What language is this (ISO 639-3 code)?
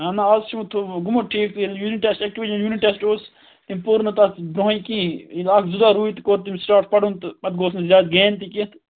kas